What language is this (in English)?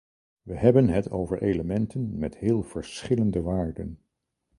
Dutch